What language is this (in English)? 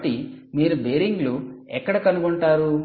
Telugu